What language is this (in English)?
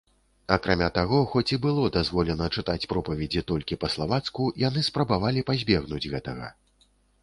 Belarusian